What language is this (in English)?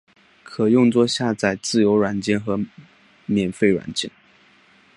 Chinese